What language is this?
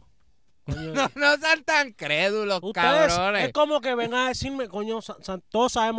Spanish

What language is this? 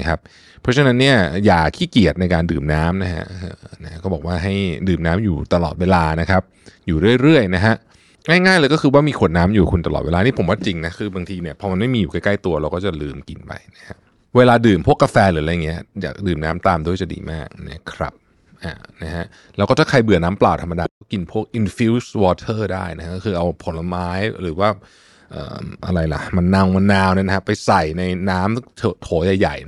Thai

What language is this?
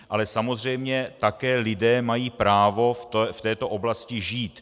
Czech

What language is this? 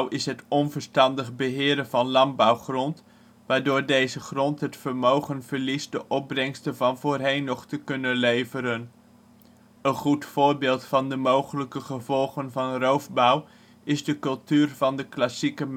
Dutch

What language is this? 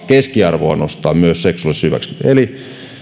Finnish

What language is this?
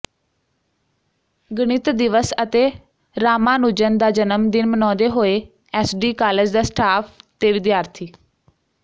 Punjabi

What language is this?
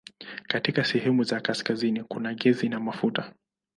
Swahili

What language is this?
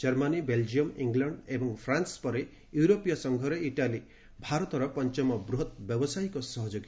Odia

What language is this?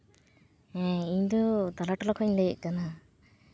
Santali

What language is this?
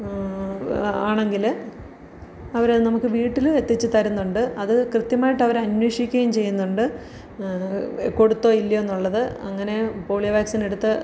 Malayalam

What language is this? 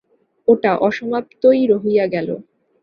Bangla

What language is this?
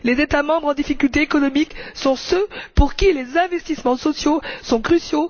French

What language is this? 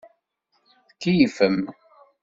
Kabyle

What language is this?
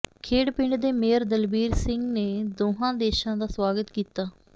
Punjabi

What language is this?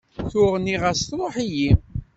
Kabyle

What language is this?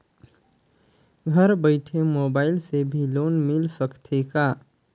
Chhattisgarhi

